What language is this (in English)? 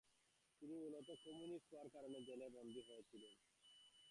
Bangla